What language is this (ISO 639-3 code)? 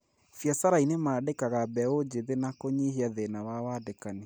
kik